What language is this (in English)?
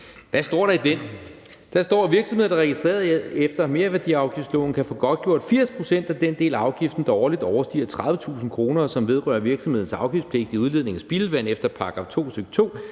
Danish